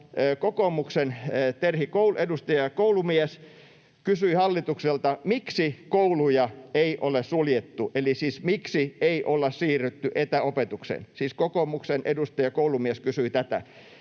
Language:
Finnish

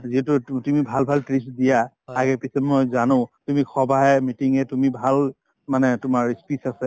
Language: Assamese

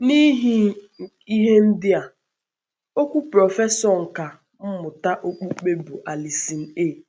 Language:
Igbo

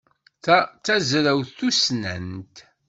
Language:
Kabyle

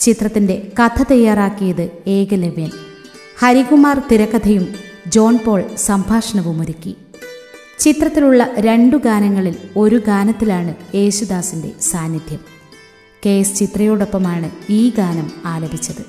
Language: Malayalam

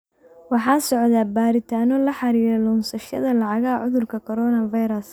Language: Somali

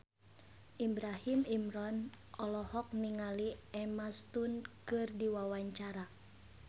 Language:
Sundanese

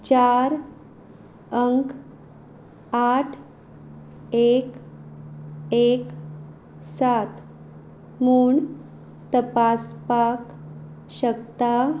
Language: Konkani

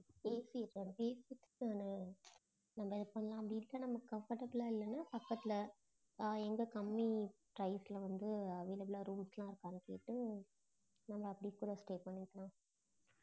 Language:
Tamil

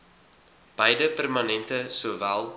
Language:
Afrikaans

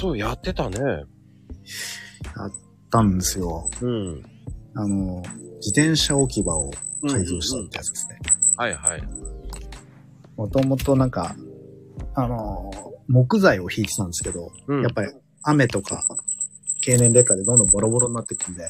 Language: Japanese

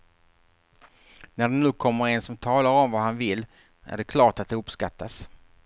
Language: Swedish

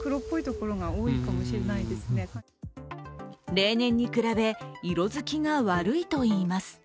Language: Japanese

